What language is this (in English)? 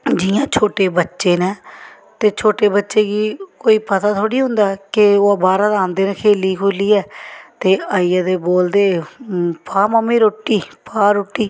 Dogri